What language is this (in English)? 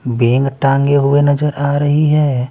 Hindi